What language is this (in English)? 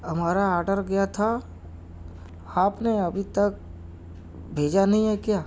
Urdu